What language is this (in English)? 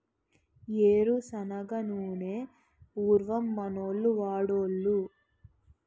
Telugu